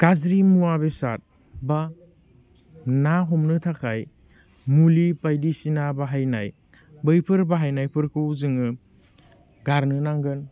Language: Bodo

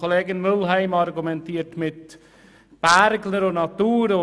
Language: Swiss German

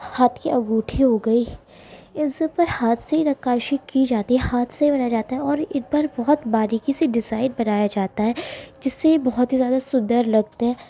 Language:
Urdu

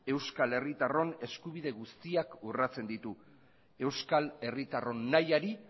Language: Basque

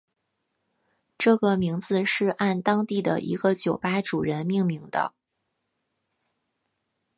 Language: Chinese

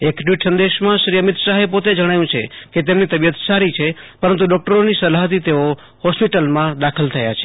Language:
Gujarati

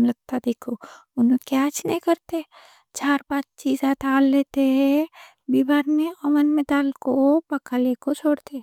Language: Deccan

